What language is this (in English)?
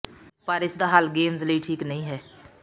Punjabi